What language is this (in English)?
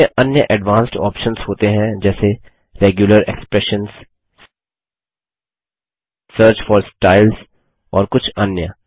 Hindi